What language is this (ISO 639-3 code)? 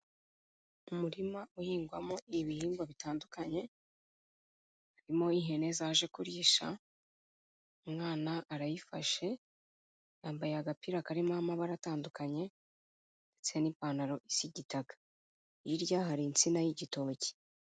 kin